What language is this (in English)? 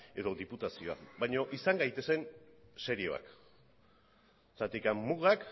Basque